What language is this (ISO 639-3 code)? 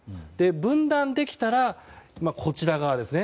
jpn